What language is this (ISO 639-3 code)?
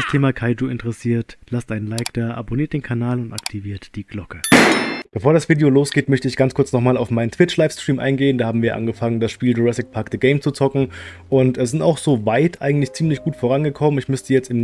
deu